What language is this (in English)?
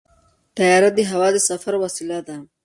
Pashto